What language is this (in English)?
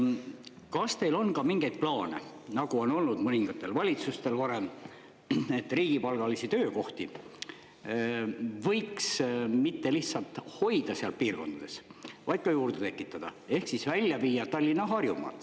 Estonian